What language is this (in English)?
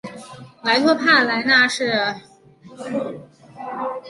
Chinese